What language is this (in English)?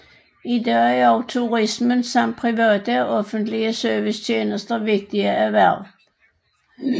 Danish